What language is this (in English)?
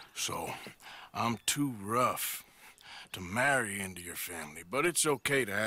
English